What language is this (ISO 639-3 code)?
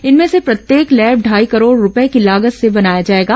hin